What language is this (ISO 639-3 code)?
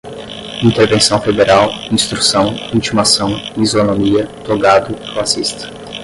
por